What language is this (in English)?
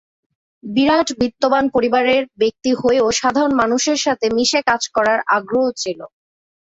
Bangla